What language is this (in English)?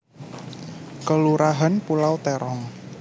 Javanese